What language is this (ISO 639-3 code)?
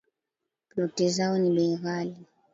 swa